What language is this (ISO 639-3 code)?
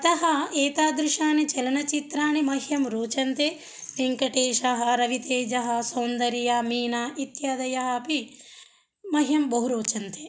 san